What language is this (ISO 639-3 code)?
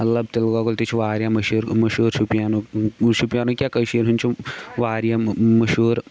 kas